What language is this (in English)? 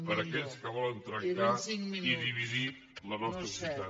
Catalan